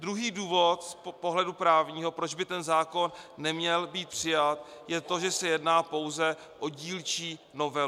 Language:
Czech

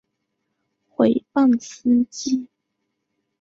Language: Chinese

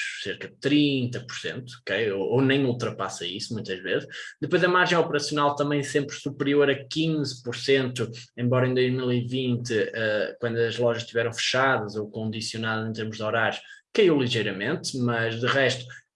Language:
Portuguese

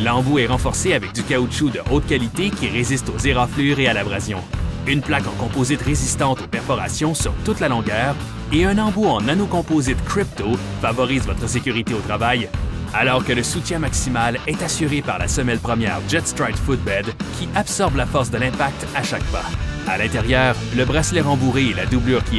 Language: French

